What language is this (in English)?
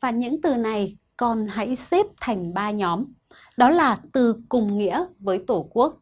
Vietnamese